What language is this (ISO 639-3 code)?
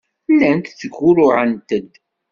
kab